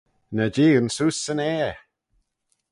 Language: Manx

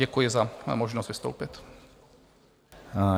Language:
Czech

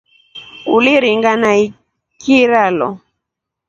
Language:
Rombo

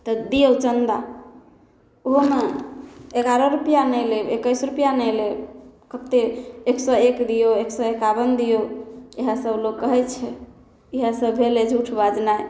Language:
Maithili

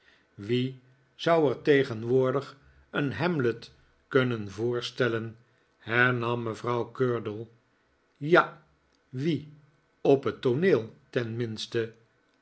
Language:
Dutch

